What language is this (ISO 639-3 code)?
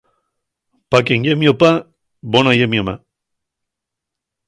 ast